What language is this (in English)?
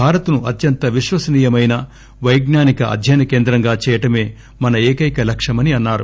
Telugu